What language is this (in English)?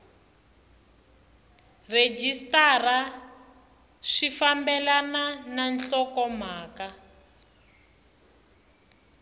Tsonga